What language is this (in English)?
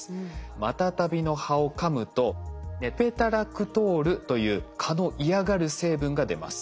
Japanese